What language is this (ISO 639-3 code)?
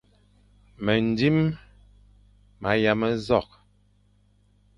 fan